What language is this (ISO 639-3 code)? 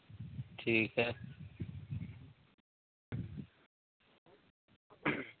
hin